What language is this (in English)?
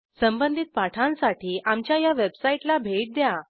Marathi